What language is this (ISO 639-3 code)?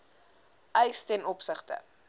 afr